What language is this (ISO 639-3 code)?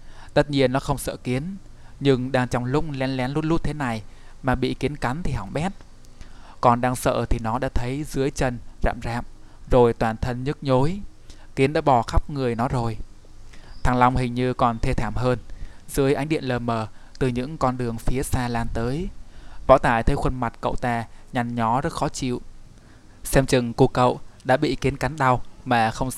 vie